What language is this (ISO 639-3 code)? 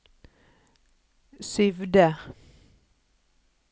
nor